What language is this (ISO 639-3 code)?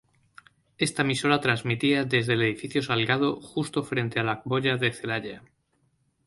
spa